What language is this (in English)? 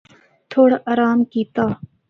Northern Hindko